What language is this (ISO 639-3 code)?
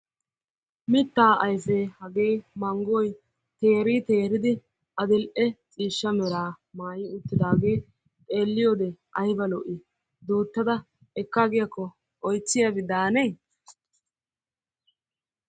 wal